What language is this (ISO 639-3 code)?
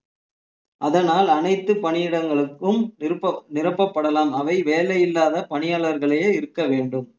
tam